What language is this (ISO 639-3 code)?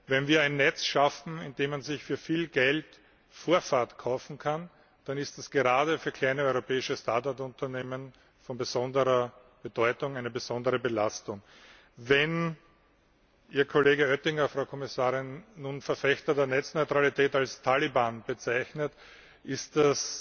deu